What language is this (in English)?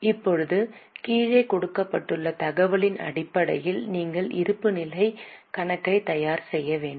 Tamil